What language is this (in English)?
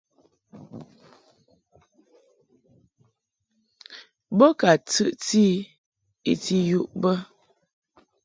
Mungaka